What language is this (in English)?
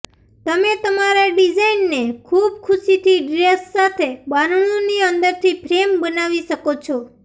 Gujarati